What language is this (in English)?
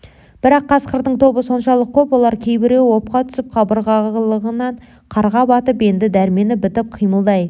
Kazakh